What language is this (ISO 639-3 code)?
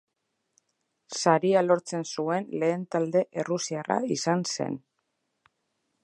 eus